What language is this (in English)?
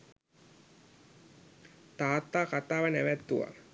Sinhala